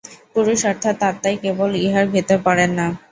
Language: Bangla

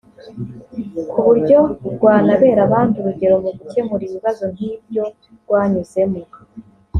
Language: Kinyarwanda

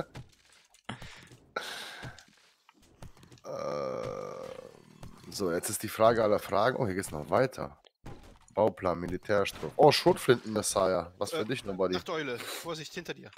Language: German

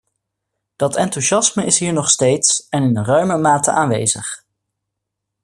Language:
Dutch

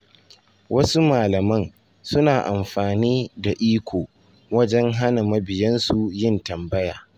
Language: Hausa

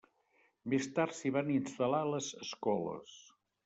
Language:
Catalan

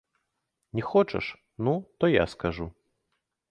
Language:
Belarusian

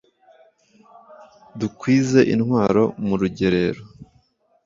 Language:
Kinyarwanda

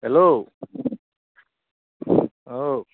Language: Assamese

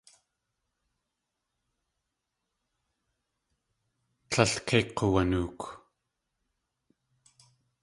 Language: Tlingit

